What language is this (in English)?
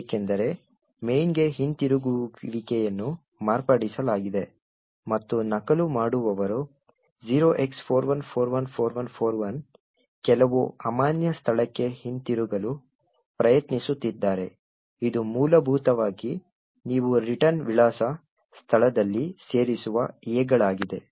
Kannada